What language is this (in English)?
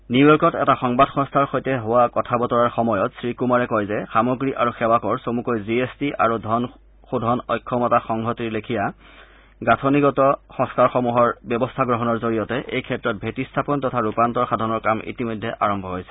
Assamese